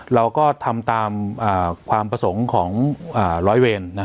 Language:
Thai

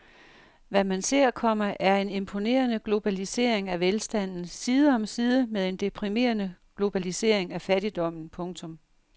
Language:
Danish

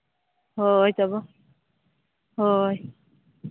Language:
Santali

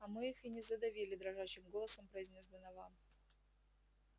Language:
Russian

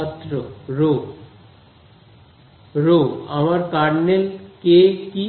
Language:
Bangla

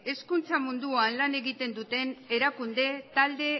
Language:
Basque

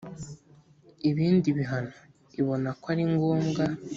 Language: Kinyarwanda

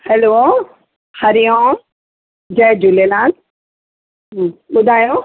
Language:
Sindhi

